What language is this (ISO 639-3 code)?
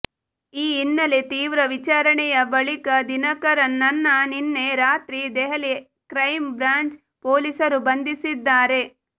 kan